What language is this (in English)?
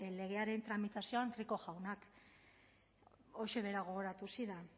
Basque